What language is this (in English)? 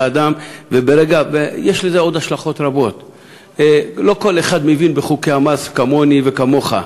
Hebrew